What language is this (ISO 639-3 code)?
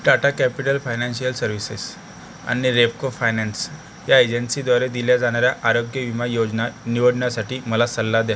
mar